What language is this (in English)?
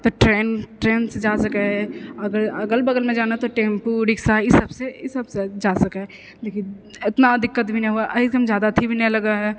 Maithili